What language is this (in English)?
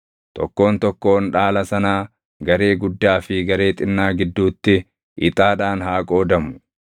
Oromo